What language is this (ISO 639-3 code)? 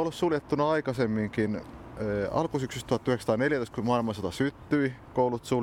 fin